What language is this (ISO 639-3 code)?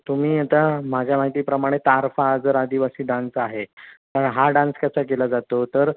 mar